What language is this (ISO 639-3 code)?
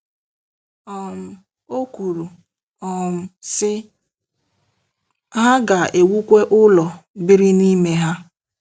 ibo